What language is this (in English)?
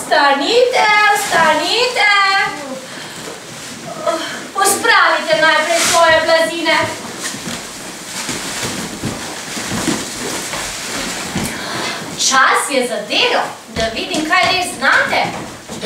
Ukrainian